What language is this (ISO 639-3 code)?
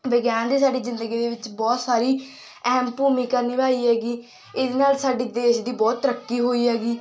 pan